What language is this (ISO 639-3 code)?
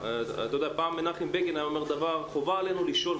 heb